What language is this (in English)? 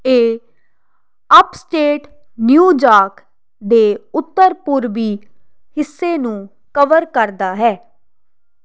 Punjabi